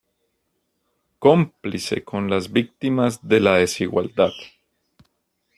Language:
Spanish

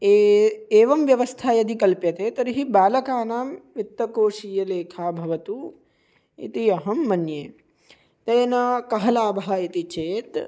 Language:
Sanskrit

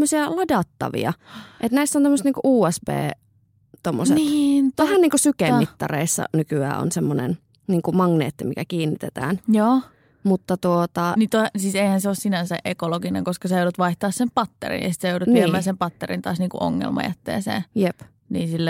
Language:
Finnish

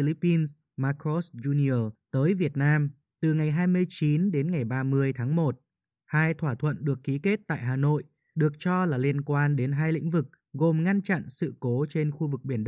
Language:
Vietnamese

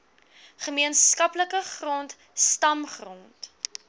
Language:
Afrikaans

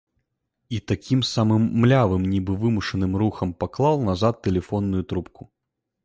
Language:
Belarusian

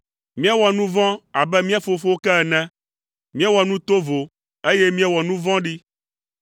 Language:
Ewe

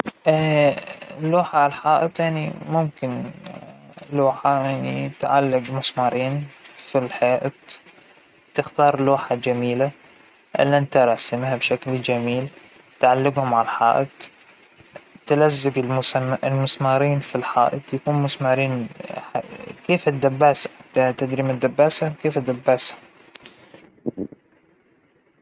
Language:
Hijazi Arabic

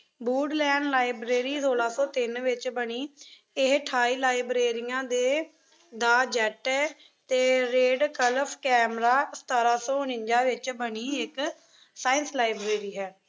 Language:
Punjabi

